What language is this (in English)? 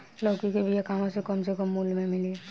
Bhojpuri